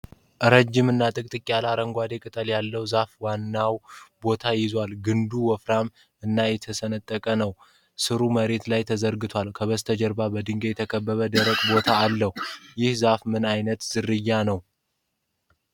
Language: Amharic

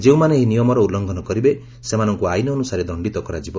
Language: Odia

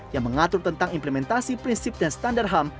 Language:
Indonesian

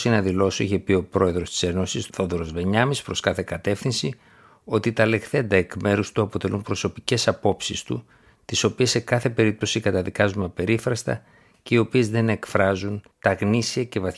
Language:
Greek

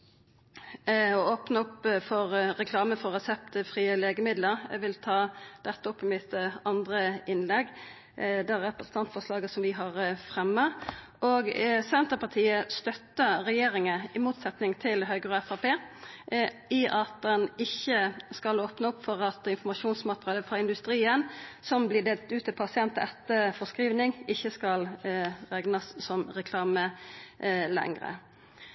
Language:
Norwegian Nynorsk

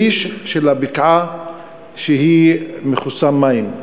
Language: Hebrew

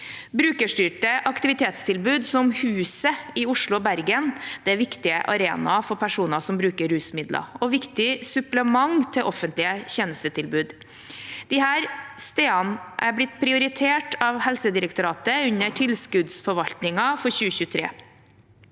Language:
Norwegian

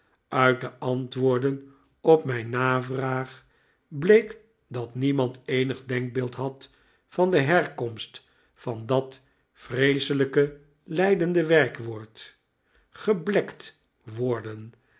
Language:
Dutch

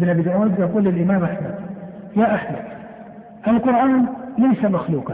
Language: Arabic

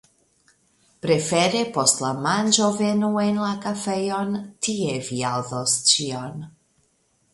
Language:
Esperanto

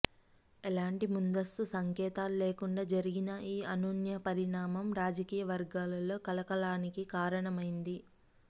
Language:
Telugu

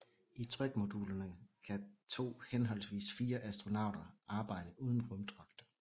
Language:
Danish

